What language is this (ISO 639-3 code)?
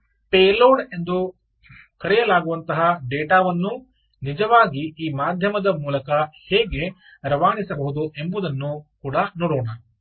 kan